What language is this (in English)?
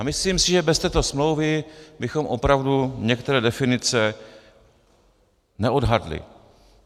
Czech